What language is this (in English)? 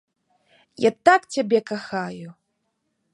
Belarusian